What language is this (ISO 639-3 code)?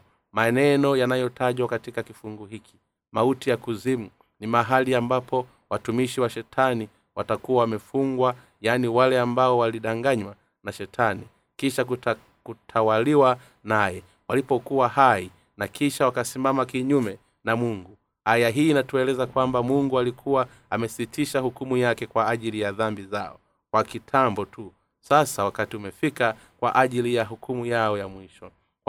swa